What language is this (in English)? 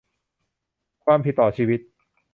Thai